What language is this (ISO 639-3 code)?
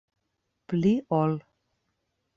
epo